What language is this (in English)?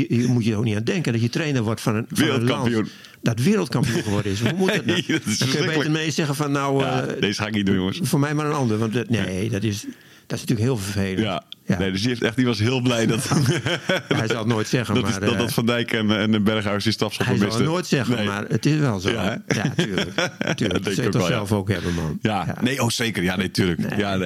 Dutch